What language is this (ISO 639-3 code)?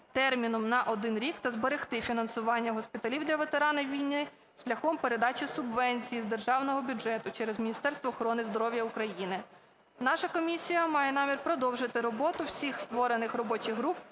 ukr